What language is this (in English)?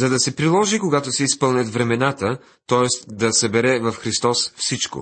Bulgarian